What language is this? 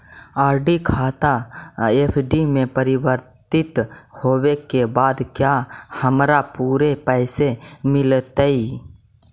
Magahi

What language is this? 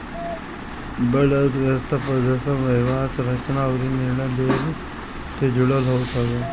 Bhojpuri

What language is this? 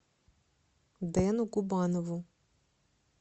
Russian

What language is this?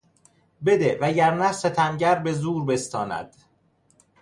Persian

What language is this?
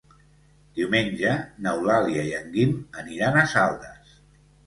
Catalan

